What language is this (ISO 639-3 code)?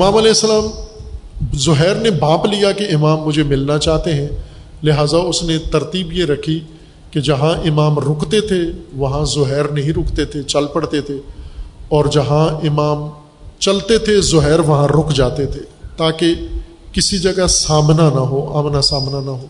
urd